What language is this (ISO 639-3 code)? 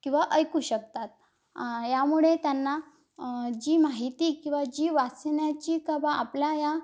mar